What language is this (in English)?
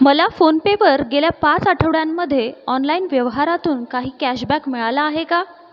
Marathi